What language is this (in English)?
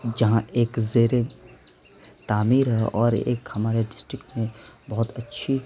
Urdu